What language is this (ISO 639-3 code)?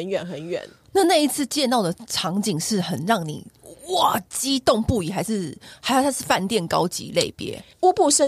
zho